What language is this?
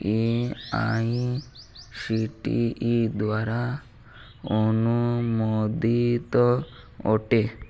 Odia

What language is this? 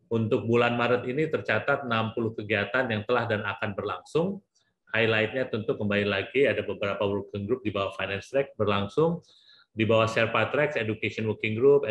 Indonesian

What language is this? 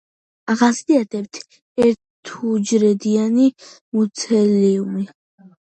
Georgian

